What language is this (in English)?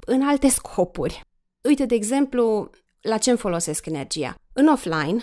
Romanian